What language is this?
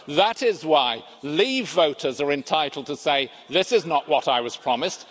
English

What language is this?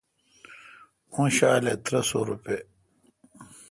Kalkoti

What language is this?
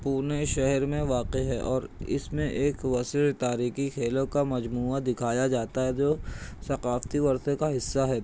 Urdu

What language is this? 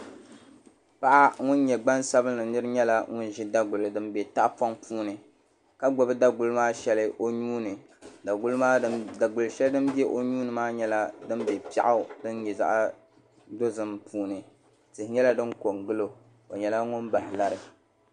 Dagbani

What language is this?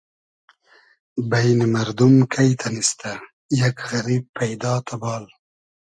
Hazaragi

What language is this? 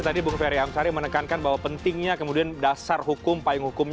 Indonesian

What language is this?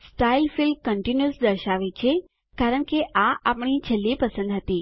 Gujarati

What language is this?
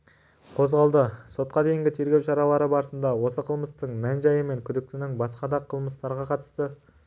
Kazakh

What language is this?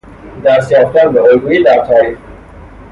Persian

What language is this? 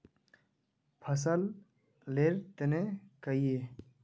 Magahi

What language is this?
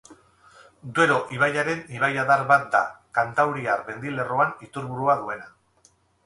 Basque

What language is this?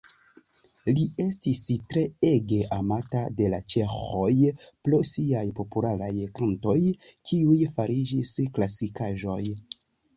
Esperanto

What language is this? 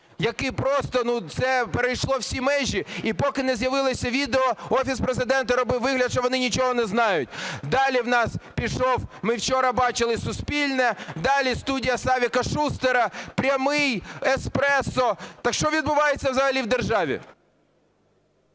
Ukrainian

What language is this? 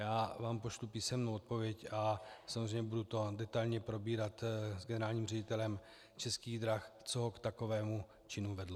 Czech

